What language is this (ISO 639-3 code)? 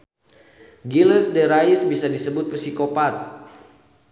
sun